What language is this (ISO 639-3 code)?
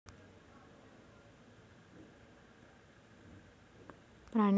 mar